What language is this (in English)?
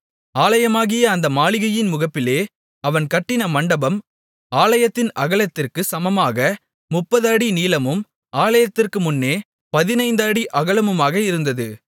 Tamil